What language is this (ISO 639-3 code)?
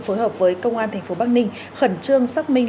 vie